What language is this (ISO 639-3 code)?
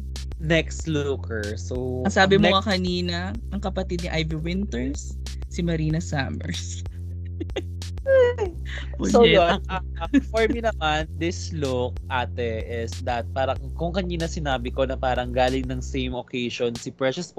fil